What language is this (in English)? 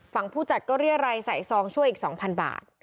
Thai